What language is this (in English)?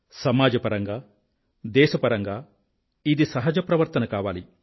Telugu